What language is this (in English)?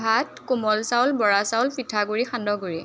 Assamese